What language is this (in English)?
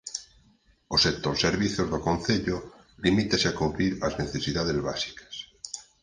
Galician